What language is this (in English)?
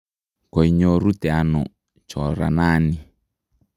Kalenjin